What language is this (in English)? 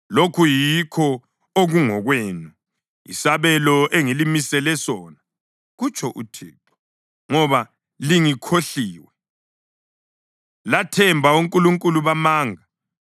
North Ndebele